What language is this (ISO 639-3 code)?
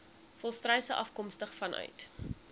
afr